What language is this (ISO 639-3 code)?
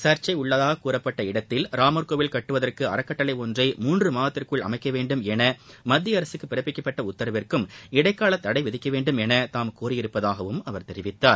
tam